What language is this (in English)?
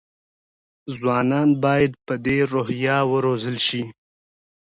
Pashto